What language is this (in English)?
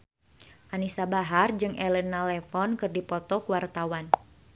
Sundanese